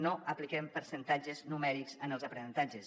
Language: Catalan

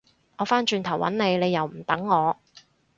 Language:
Cantonese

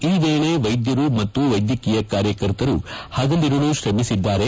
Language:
Kannada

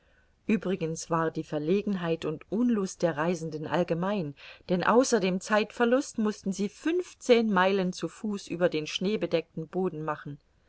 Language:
German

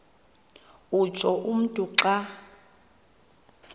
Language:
Xhosa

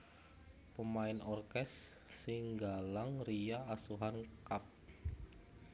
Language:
Javanese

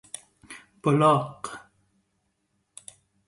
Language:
Persian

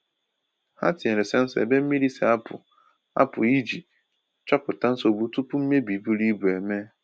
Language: Igbo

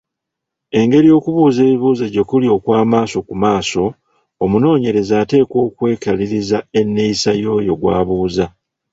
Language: Ganda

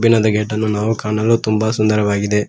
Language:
Kannada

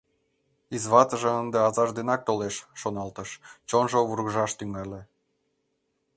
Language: Mari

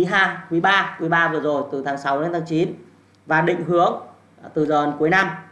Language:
Vietnamese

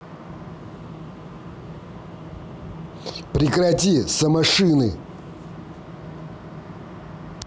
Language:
Russian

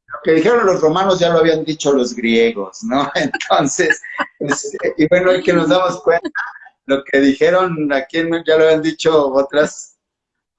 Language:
Spanish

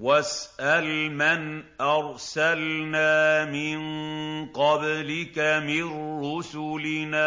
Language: Arabic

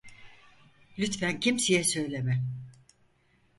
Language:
Turkish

